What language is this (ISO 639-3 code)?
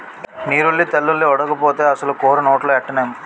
tel